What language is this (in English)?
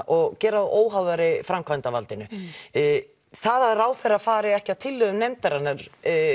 Icelandic